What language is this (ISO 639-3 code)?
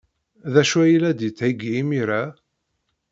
kab